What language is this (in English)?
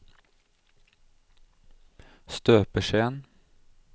Norwegian